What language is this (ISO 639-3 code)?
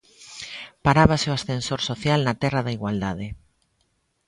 glg